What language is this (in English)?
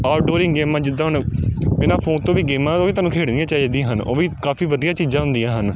Punjabi